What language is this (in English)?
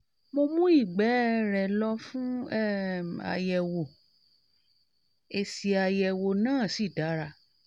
Yoruba